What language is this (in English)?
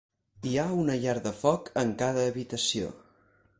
Catalan